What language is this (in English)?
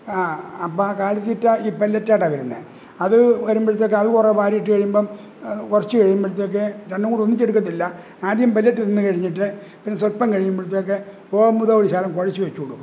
Malayalam